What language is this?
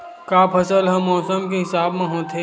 Chhattisgarhi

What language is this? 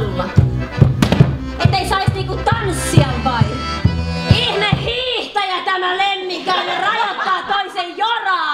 Finnish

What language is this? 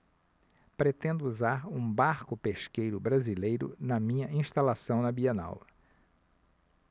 Portuguese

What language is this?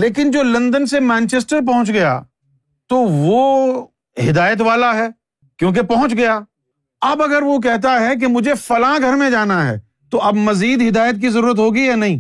Urdu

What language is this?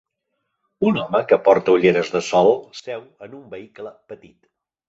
Catalan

